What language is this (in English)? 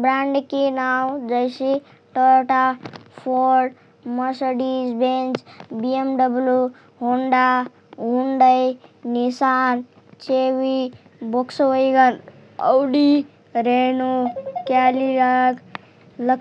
Rana Tharu